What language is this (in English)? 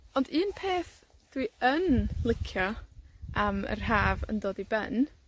Welsh